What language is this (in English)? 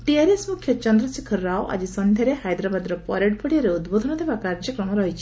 Odia